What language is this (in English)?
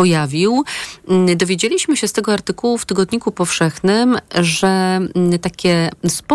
Polish